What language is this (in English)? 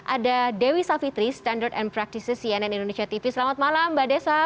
Indonesian